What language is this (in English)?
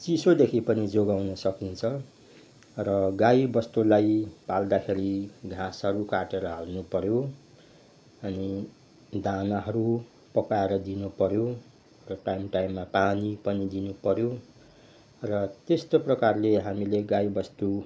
Nepali